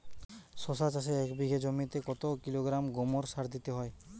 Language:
Bangla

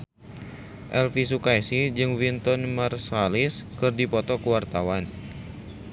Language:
Sundanese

